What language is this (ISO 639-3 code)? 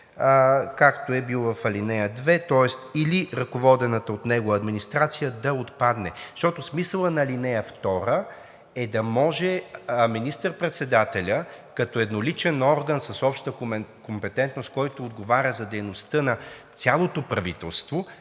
bul